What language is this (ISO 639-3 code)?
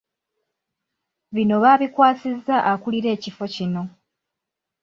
lug